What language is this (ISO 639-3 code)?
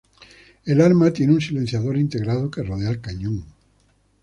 spa